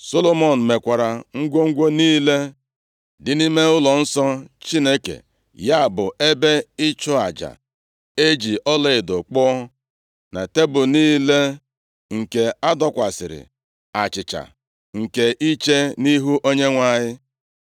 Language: Igbo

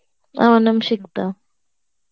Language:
Bangla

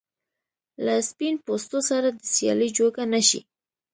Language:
Pashto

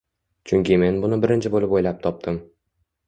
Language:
Uzbek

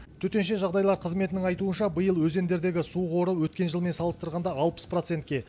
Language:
Kazakh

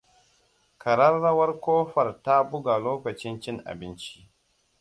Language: Hausa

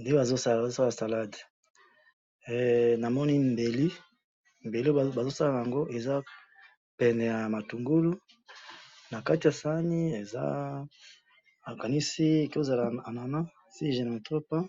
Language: Lingala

